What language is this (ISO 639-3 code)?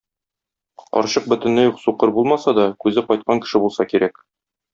tat